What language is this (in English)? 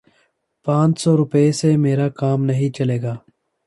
Urdu